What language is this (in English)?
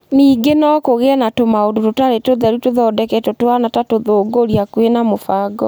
Kikuyu